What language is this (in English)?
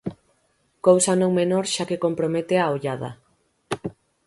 Galician